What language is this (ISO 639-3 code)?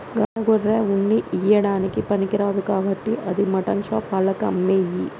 tel